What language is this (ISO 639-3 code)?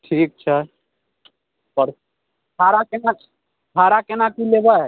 mai